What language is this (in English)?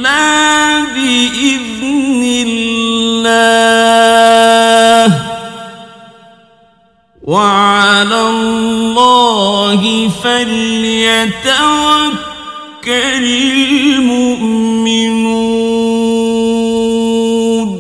Arabic